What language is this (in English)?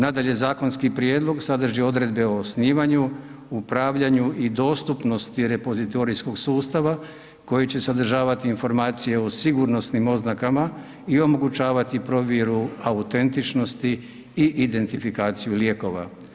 Croatian